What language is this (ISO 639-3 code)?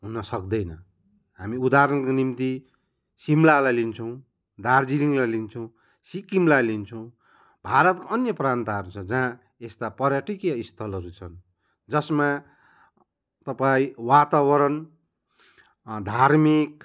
nep